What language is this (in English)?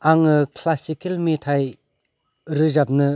Bodo